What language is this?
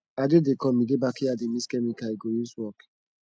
Nigerian Pidgin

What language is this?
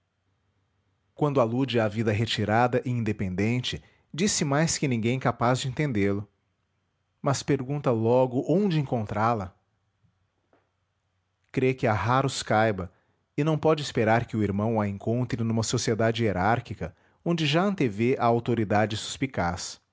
Portuguese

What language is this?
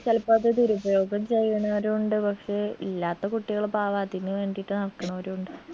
Malayalam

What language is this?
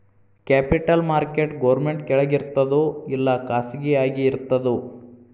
Kannada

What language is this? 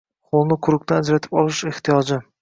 Uzbek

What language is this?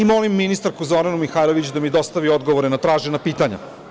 Serbian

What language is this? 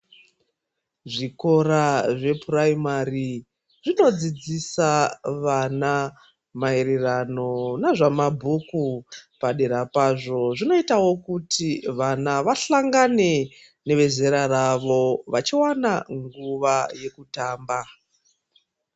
Ndau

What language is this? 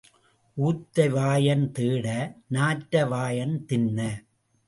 Tamil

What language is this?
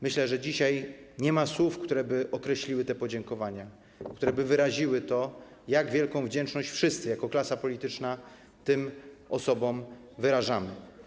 Polish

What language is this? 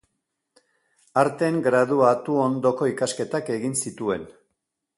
Basque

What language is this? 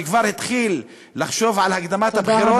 Hebrew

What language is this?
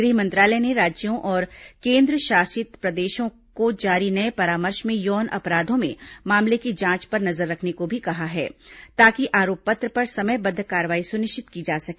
Hindi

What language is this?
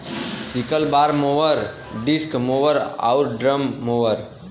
Bhojpuri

